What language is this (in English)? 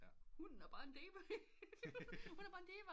Danish